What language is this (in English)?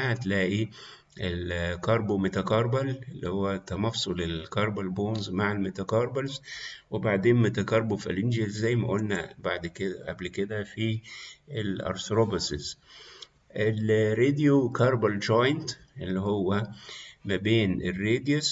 Arabic